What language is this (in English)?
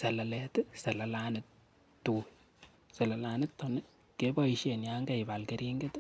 Kalenjin